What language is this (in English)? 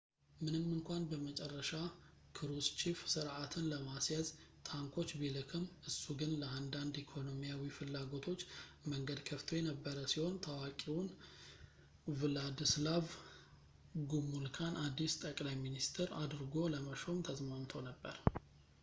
Amharic